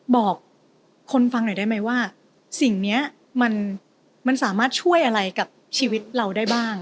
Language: Thai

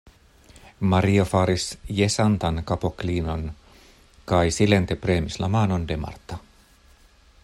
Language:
Esperanto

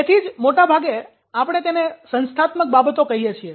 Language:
Gujarati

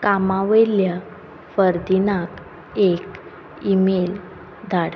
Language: Konkani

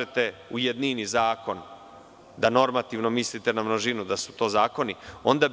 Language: Serbian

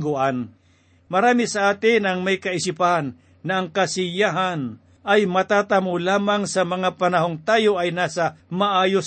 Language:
Filipino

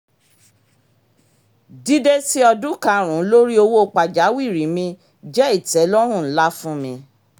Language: Yoruba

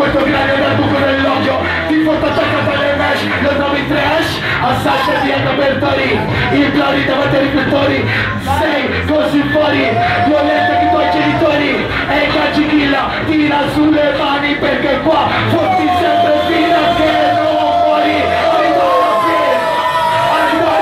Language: Italian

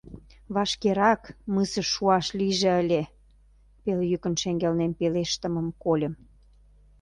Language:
Mari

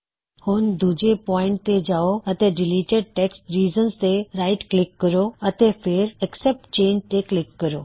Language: Punjabi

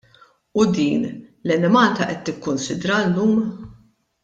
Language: Maltese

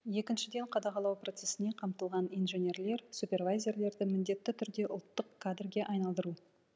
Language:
Kazakh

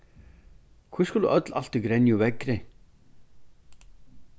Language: Faroese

